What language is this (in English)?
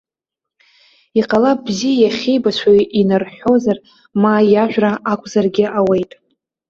Abkhazian